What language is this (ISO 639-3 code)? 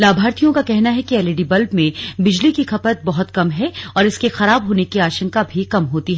hin